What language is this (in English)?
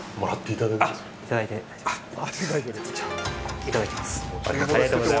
Japanese